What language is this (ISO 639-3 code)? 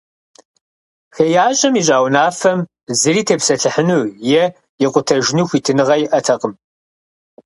kbd